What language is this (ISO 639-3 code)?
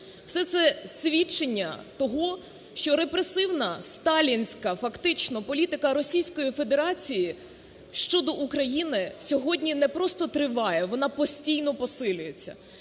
ukr